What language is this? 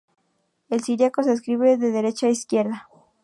Spanish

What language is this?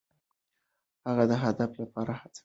Pashto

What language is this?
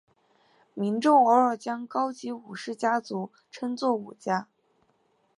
Chinese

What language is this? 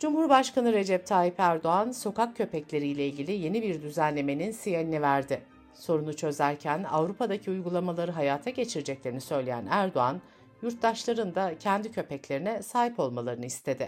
Turkish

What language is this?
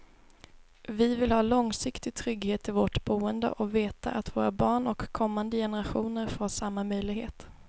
Swedish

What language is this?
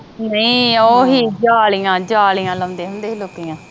Punjabi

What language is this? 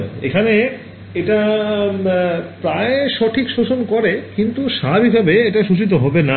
Bangla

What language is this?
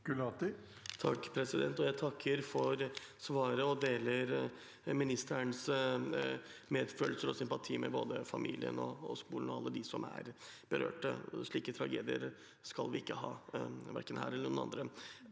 Norwegian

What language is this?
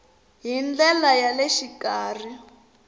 Tsonga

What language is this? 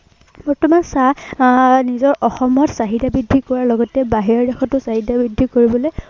Assamese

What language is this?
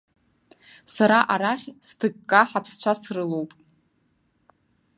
Abkhazian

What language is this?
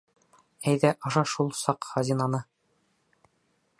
Bashkir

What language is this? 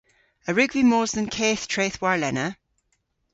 Cornish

